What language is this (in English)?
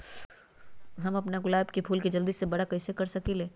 Magahi